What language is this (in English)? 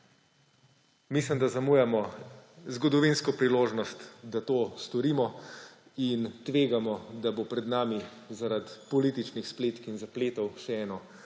Slovenian